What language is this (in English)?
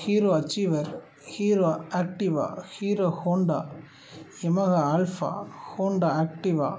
Tamil